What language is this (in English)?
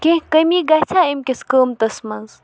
Kashmiri